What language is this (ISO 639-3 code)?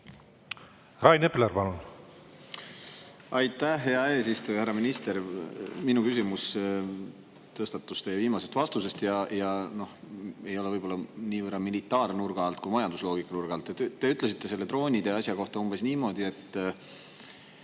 est